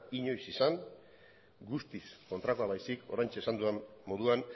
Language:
Basque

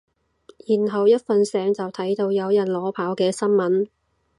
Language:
Cantonese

